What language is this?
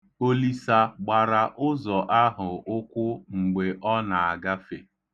Igbo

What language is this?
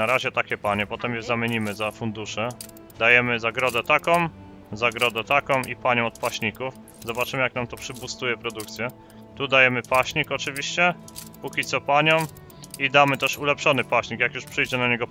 Polish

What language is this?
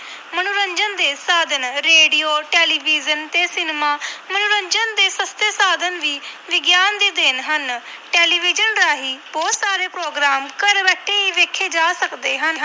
Punjabi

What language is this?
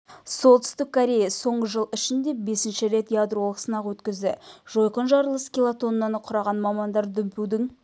Kazakh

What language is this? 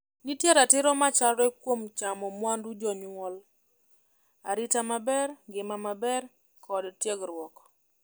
Luo (Kenya and Tanzania)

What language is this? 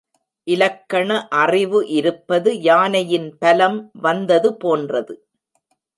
Tamil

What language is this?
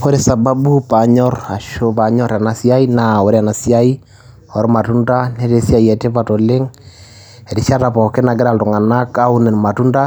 Masai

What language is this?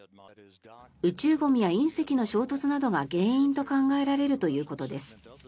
Japanese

